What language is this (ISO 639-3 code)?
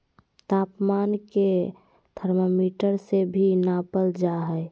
mag